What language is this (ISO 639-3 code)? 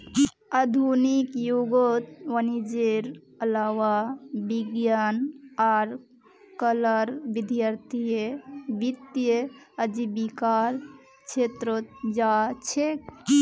mag